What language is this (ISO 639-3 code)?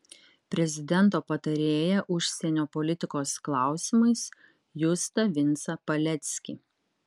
lit